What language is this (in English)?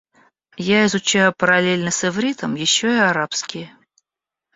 Russian